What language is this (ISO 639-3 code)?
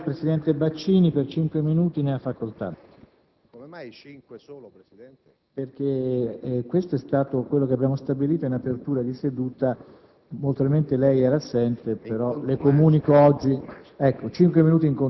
ita